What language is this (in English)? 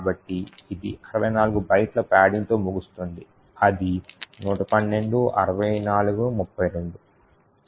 Telugu